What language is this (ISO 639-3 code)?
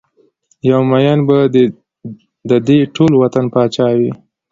pus